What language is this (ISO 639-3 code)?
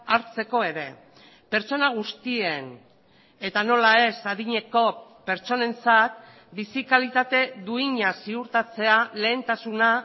eus